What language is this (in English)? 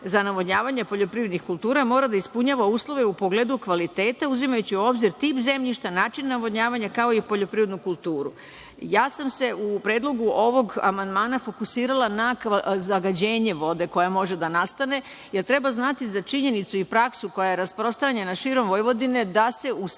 Serbian